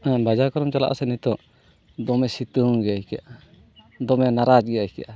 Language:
Santali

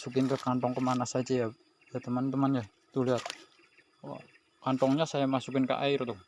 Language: Indonesian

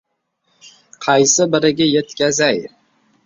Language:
Uzbek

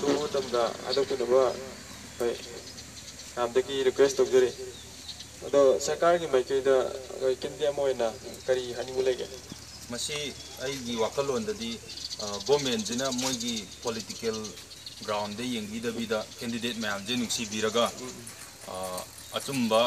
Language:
Romanian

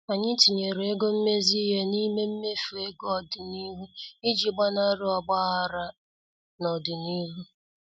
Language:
Igbo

